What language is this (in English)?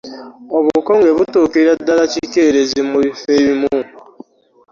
Ganda